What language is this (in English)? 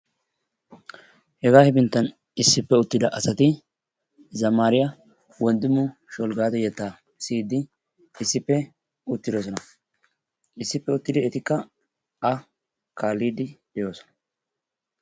Wolaytta